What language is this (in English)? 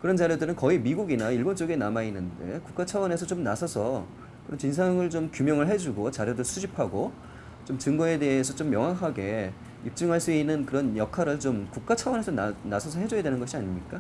Korean